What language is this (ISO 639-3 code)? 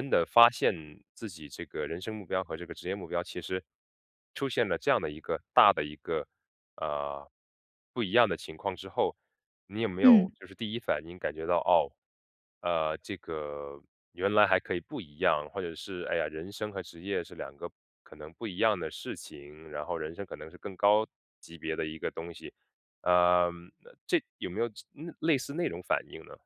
zho